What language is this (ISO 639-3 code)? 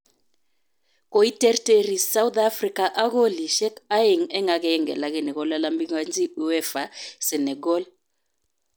kln